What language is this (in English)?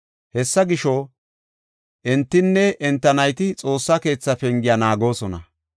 Gofa